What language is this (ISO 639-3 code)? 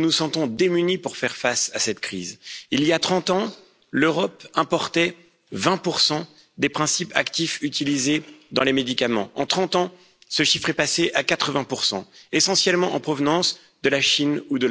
fra